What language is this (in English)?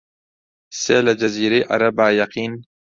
Central Kurdish